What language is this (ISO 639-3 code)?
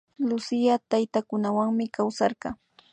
qvi